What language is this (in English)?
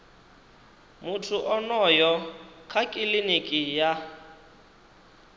Venda